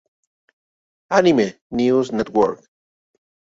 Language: Spanish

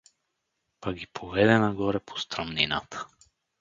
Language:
Bulgarian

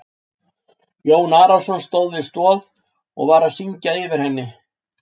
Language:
Icelandic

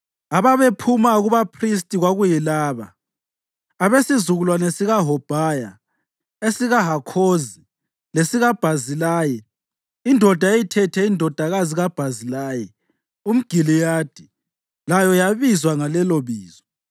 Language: North Ndebele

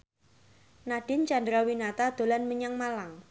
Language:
Javanese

